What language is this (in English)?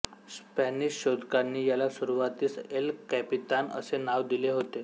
Marathi